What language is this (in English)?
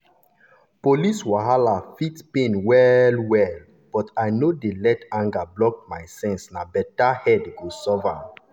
Nigerian Pidgin